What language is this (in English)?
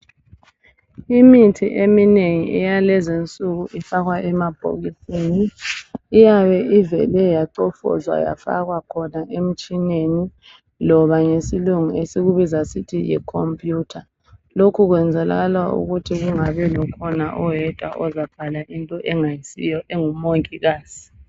North Ndebele